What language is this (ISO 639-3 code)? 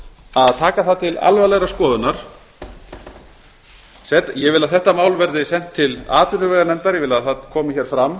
isl